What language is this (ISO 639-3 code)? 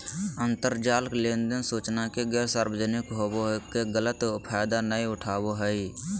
mag